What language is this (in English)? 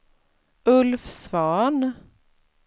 Swedish